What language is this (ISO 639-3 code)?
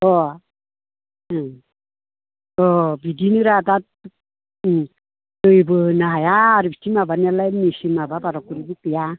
brx